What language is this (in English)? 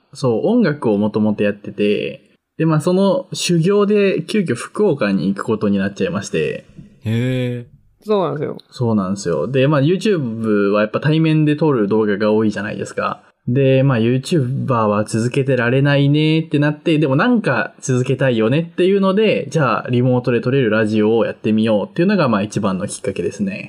Japanese